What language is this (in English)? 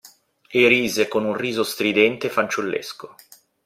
Italian